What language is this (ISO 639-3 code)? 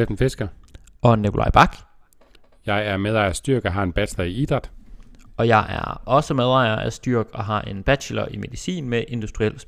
dan